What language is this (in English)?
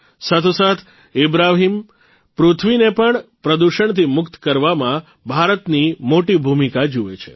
Gujarati